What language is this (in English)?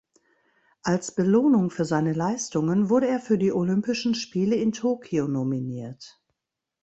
German